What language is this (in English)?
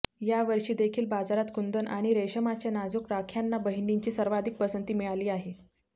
Marathi